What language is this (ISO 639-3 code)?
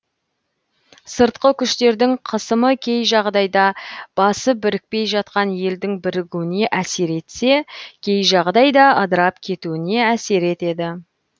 kaz